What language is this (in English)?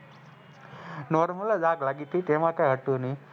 Gujarati